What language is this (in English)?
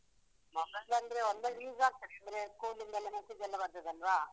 Kannada